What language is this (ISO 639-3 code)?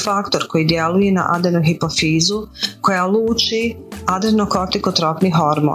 hrv